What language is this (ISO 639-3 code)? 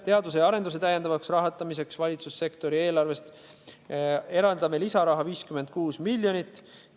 est